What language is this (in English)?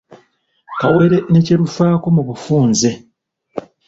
Ganda